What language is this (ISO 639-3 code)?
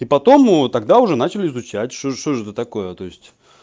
rus